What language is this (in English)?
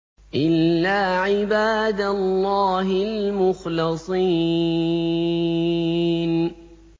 Arabic